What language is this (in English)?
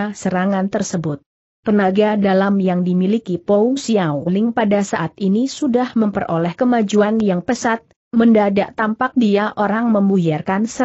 Indonesian